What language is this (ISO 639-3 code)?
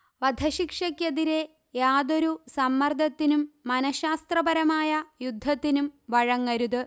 mal